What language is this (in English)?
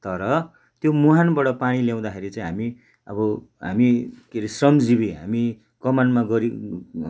Nepali